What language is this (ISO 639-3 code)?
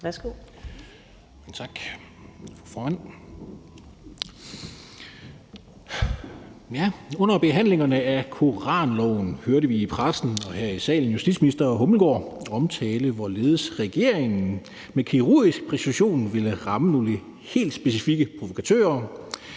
dan